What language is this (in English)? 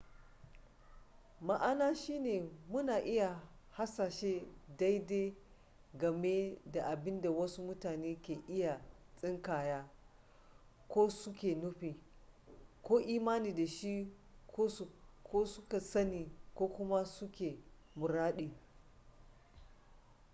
Hausa